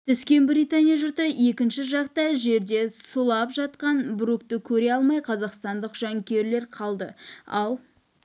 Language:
Kazakh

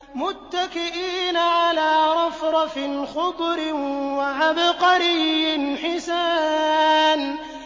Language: Arabic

